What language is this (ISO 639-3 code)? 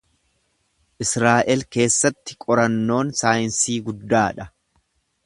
orm